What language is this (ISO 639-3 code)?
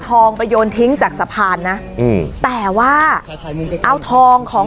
tha